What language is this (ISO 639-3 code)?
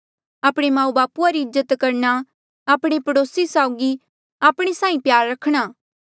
mjl